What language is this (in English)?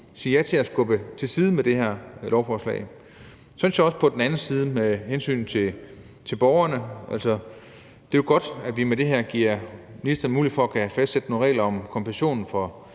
Danish